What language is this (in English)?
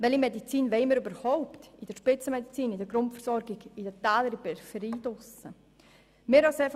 Swiss German